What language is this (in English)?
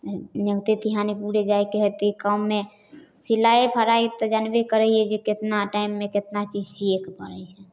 Maithili